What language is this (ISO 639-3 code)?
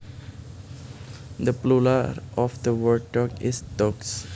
jav